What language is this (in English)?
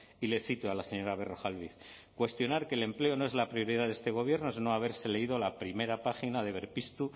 Spanish